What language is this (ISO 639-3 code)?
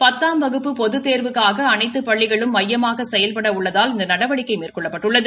tam